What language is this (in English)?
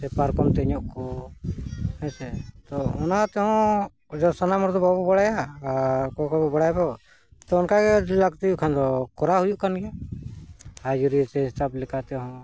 Santali